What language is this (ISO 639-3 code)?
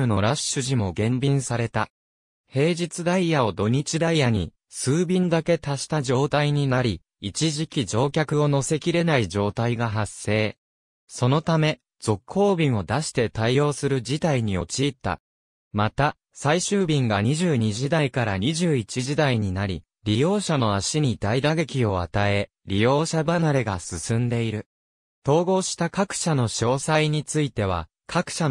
jpn